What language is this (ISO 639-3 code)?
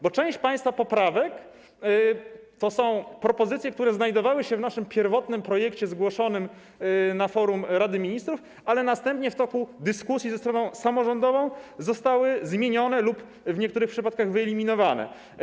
pol